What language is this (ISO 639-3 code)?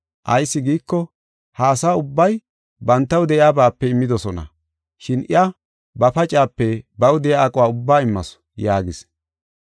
gof